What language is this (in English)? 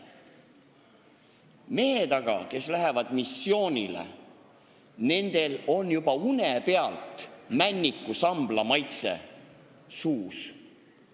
Estonian